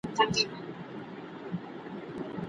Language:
Pashto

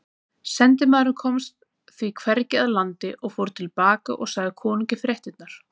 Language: Icelandic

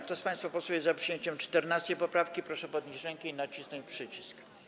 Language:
Polish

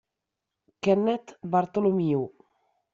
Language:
Italian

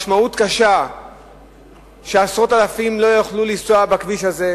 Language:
Hebrew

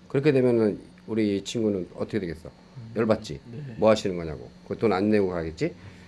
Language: Korean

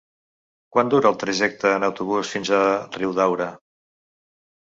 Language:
Catalan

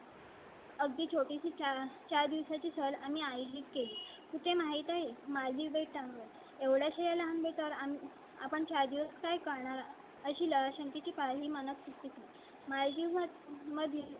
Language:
Marathi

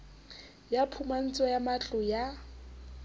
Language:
Southern Sotho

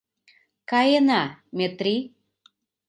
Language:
Mari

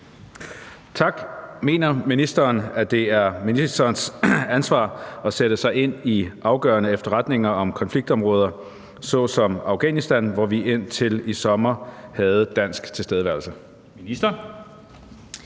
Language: Danish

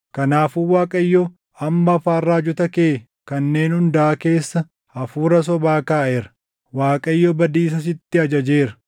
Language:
Oromo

